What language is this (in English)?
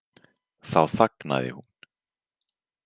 Icelandic